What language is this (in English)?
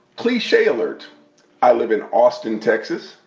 English